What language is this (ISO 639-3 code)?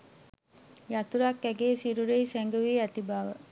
sin